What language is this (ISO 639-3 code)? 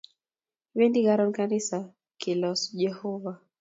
kln